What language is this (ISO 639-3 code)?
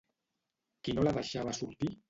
cat